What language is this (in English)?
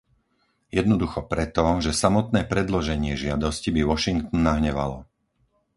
Slovak